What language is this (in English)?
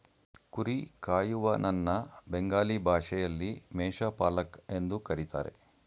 Kannada